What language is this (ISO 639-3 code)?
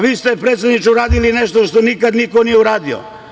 srp